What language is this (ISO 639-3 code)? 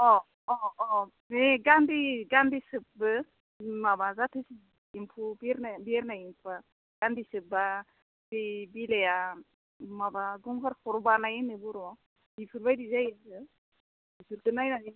brx